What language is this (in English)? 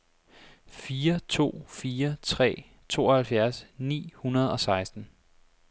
Danish